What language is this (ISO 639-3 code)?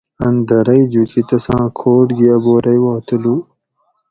gwc